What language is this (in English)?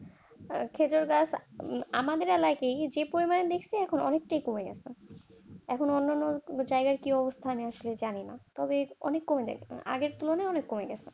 Bangla